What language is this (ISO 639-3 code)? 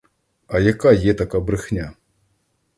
ukr